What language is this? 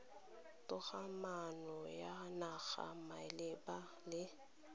Tswana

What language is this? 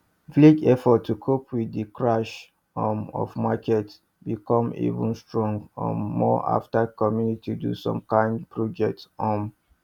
Nigerian Pidgin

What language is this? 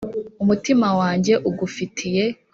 Kinyarwanda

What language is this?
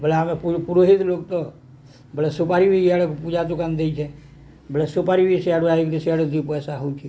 Odia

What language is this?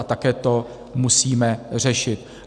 Czech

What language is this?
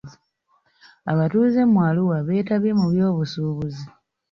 Ganda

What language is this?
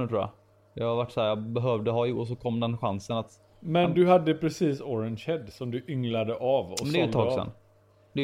Swedish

